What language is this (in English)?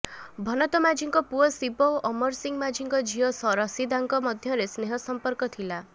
Odia